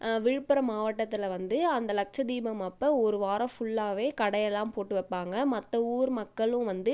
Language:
Tamil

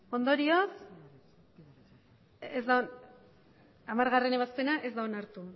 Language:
Basque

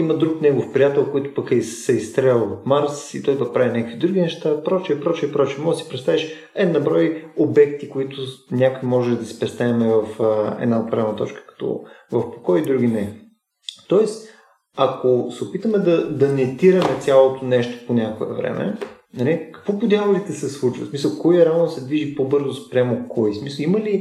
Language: Bulgarian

